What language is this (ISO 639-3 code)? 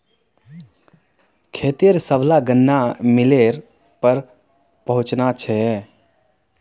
mag